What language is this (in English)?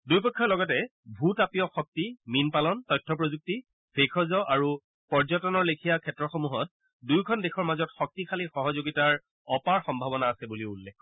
Assamese